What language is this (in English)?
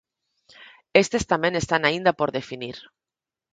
Galician